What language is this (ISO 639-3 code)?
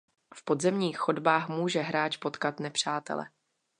ces